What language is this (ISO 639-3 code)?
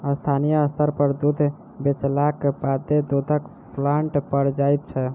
mai